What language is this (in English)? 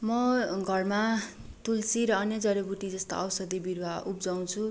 Nepali